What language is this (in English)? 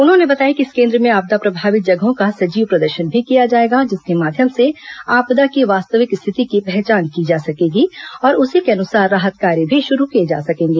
Hindi